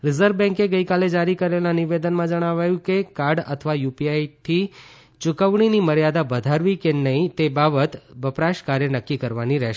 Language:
Gujarati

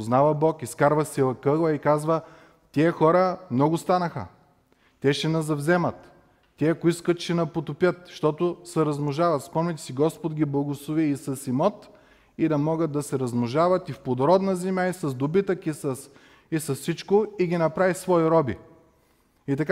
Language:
Bulgarian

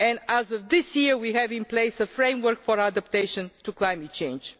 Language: English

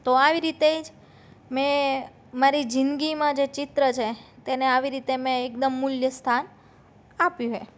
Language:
Gujarati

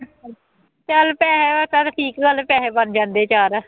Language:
Punjabi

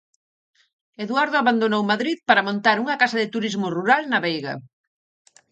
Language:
Galician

